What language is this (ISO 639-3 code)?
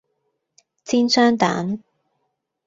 yue